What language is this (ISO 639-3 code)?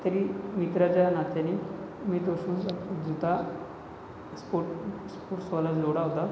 mar